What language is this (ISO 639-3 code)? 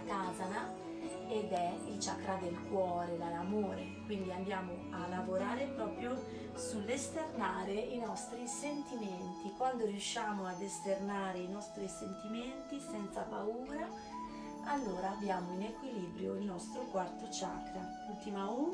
ita